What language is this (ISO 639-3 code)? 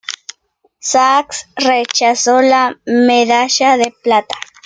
spa